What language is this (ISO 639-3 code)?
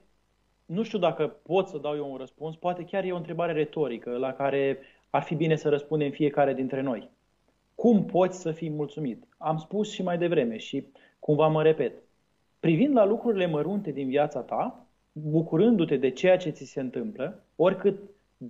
ron